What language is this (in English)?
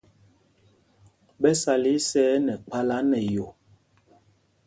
Mpumpong